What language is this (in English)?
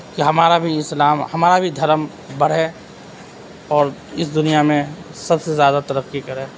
Urdu